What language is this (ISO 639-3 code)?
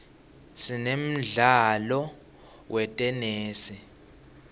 ssw